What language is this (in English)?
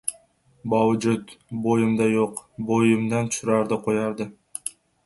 Uzbek